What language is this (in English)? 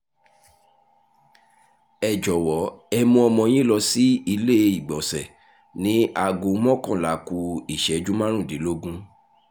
Yoruba